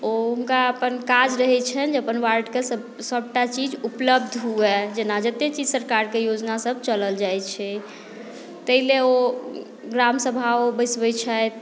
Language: Maithili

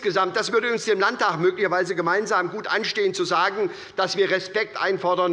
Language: German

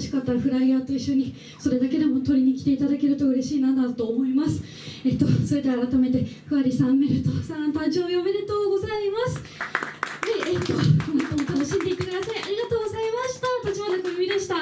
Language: Japanese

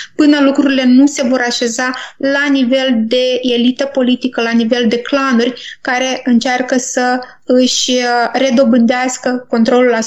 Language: Romanian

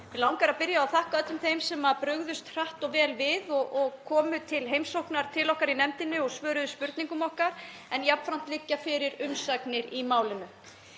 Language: Icelandic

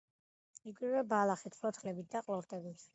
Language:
Georgian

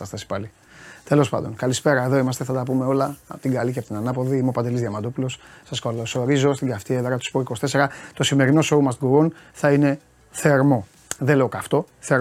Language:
Greek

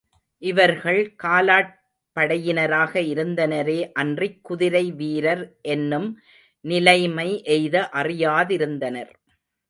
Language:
Tamil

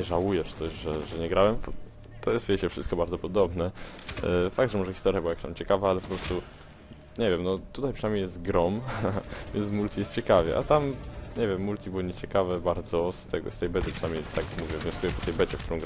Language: Polish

